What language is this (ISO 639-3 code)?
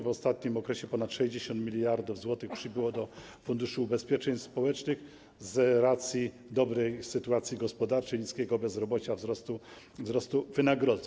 pol